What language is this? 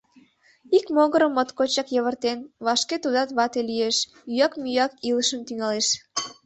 Mari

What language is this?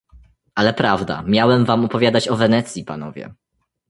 Polish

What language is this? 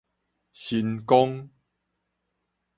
Min Nan Chinese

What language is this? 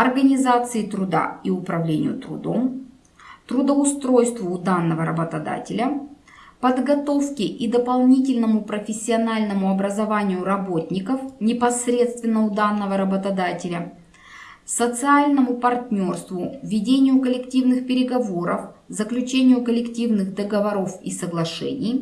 Russian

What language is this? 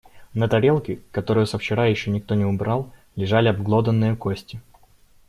Russian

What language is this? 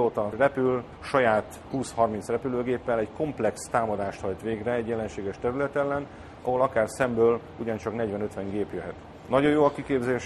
Hungarian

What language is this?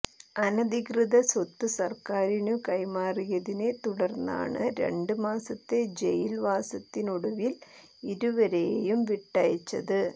Malayalam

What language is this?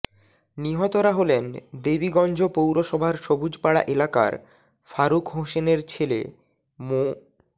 Bangla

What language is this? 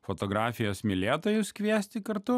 Lithuanian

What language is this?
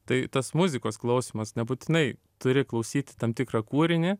Lithuanian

